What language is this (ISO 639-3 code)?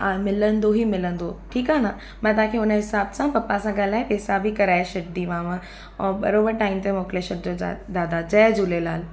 snd